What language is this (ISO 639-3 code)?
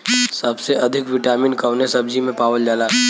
bho